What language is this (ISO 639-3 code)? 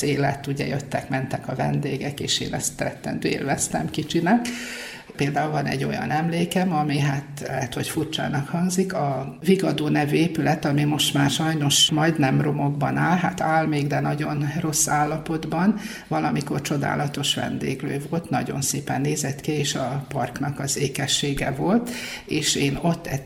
hun